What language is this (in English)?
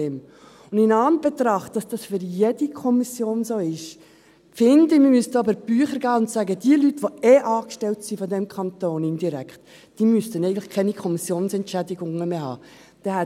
Swiss German